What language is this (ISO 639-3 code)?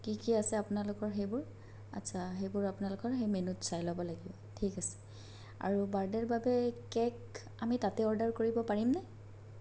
asm